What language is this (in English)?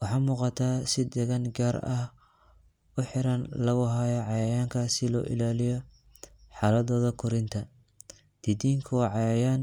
Somali